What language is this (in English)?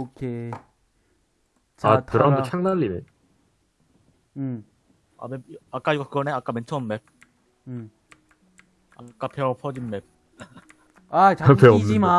Korean